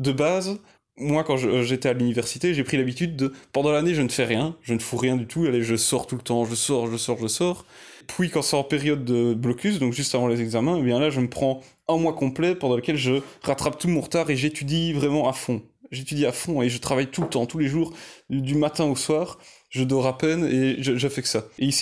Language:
French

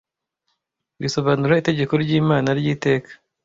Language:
Kinyarwanda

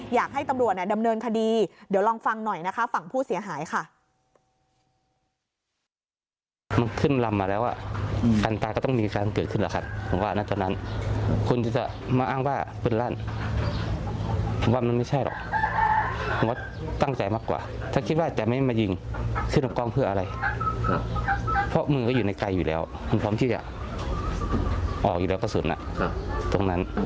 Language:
Thai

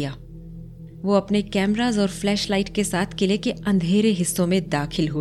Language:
Hindi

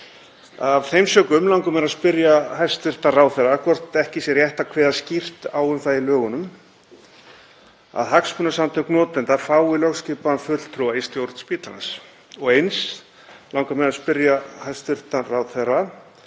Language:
Icelandic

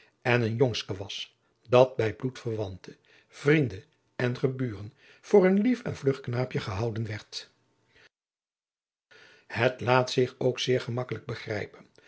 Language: Dutch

